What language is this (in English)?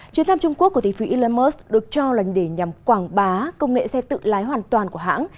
Vietnamese